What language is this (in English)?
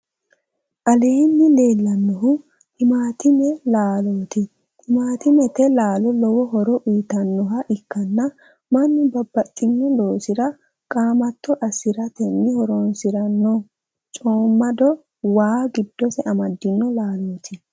Sidamo